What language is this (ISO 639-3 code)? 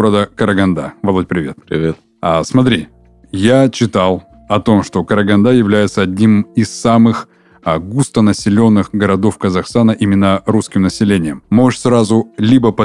rus